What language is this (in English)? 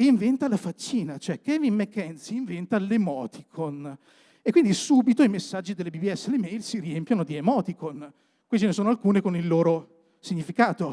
Italian